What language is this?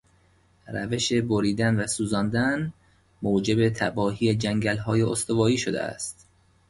Persian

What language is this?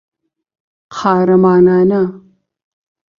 Central Kurdish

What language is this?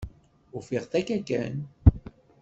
Kabyle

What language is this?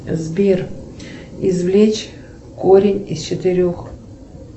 Russian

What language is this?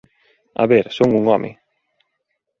Galician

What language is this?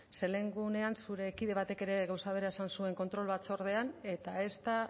Basque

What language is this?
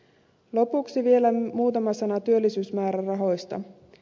Finnish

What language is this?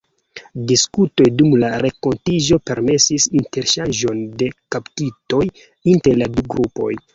Esperanto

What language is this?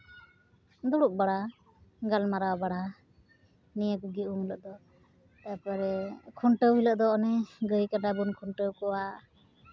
Santali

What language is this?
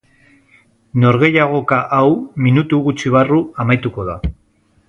Basque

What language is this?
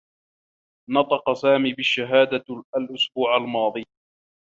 Arabic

